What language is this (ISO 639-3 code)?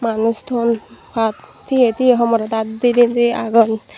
ccp